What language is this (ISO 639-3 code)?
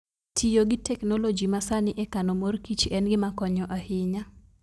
luo